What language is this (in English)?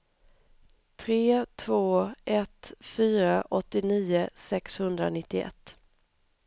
Swedish